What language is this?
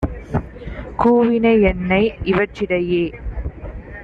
Tamil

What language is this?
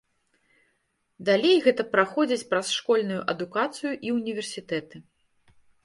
Belarusian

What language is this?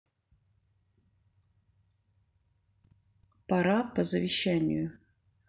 Russian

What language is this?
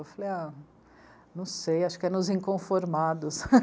Portuguese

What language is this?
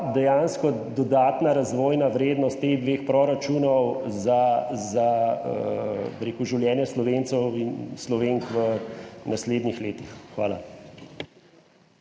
Slovenian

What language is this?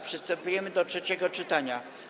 Polish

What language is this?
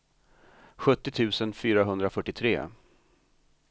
Swedish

